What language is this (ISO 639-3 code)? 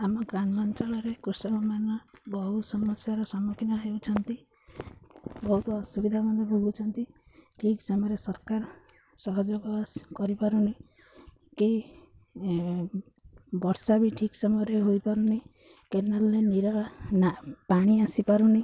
ori